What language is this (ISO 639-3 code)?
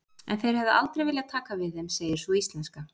isl